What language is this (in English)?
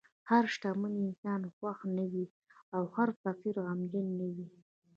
Pashto